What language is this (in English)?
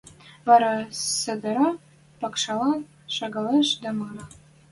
Western Mari